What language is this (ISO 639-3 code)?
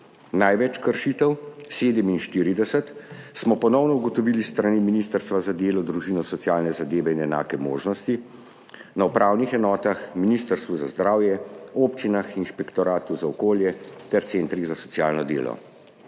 slv